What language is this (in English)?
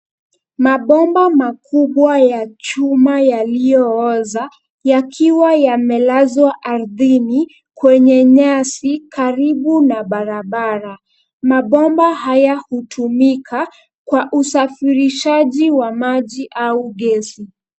Swahili